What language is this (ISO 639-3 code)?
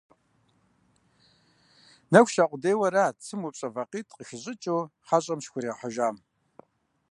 kbd